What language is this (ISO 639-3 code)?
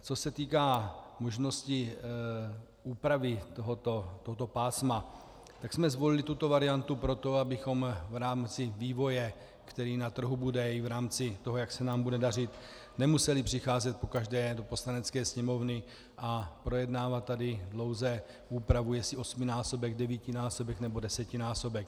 ces